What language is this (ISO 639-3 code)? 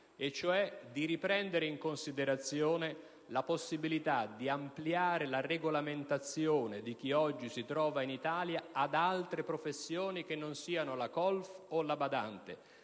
ita